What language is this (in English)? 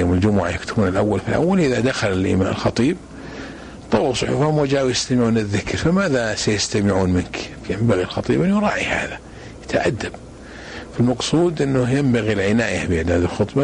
Arabic